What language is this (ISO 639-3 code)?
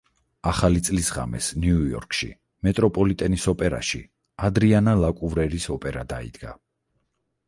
kat